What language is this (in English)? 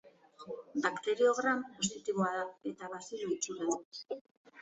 Basque